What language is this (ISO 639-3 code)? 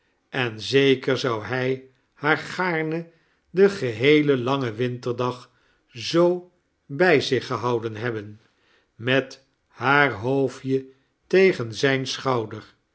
nld